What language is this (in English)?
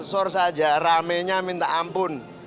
Indonesian